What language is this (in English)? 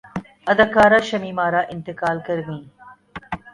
Urdu